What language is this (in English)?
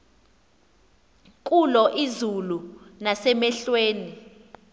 Xhosa